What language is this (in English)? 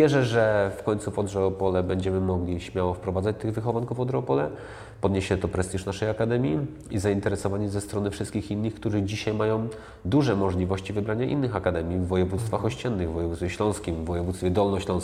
Polish